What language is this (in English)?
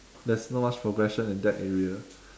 English